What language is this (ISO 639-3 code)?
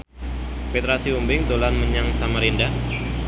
jav